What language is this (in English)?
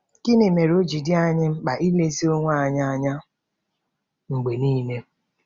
Igbo